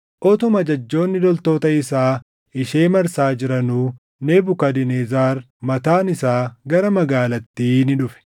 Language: Oromo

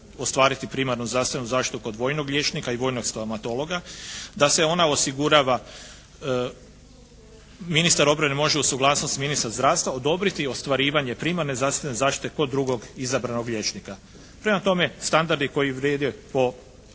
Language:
Croatian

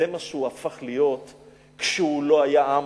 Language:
Hebrew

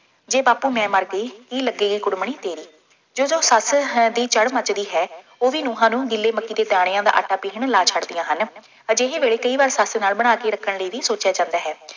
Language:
Punjabi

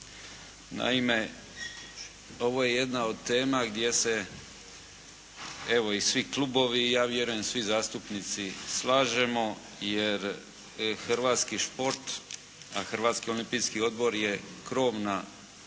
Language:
Croatian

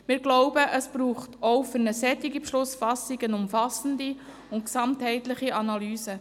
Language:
Swiss German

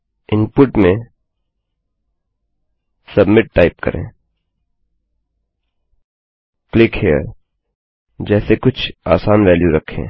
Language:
Hindi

